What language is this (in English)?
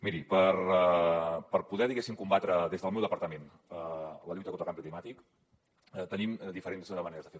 Catalan